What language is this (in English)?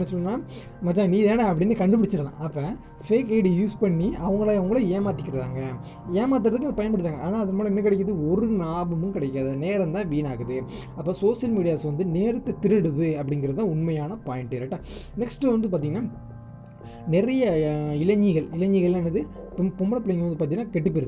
Tamil